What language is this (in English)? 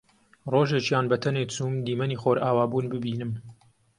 Central Kurdish